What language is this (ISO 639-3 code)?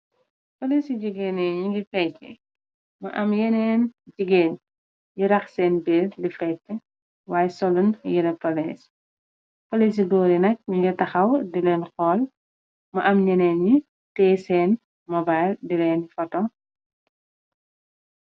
wol